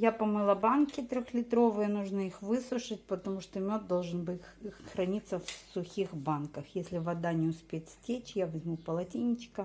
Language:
Russian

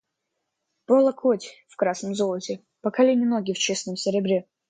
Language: Russian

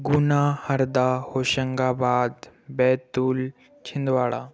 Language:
Hindi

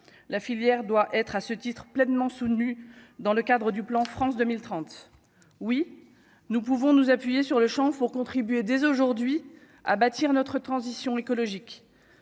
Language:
French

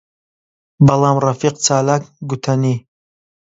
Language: Central Kurdish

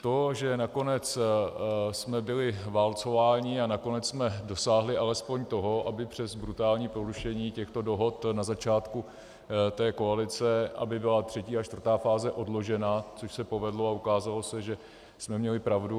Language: Czech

